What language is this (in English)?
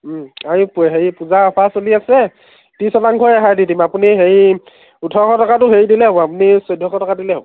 Assamese